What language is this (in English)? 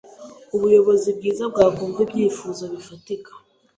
Kinyarwanda